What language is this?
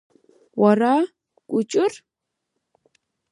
Abkhazian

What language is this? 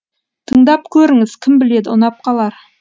Kazakh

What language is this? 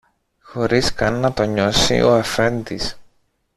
Greek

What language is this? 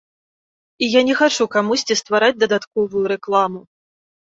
Belarusian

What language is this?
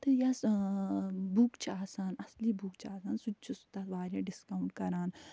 Kashmiri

